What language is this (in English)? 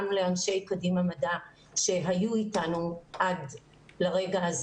Hebrew